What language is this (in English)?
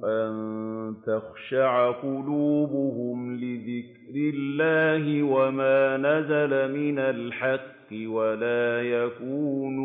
Arabic